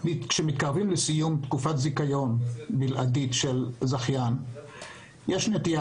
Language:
Hebrew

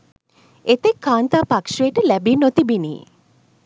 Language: Sinhala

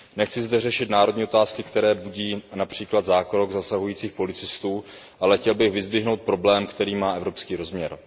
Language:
Czech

